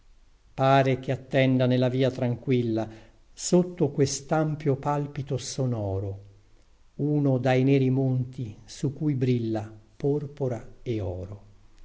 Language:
Italian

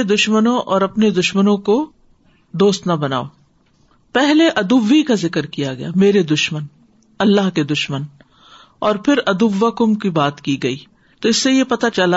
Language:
Urdu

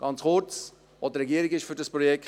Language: Swiss German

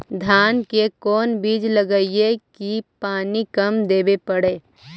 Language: Magahi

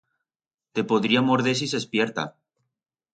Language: Aragonese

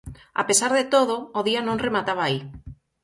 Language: Galician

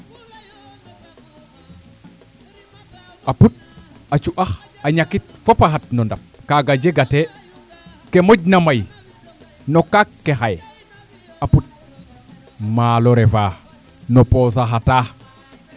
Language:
Serer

